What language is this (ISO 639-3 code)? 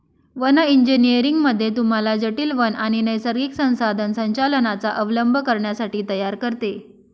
mar